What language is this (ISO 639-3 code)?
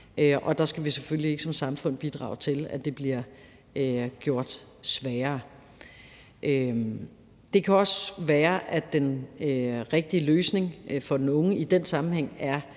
dan